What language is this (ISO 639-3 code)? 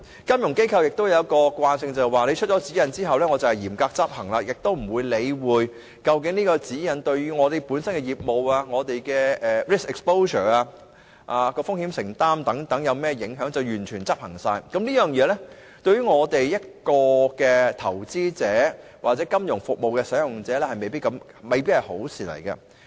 yue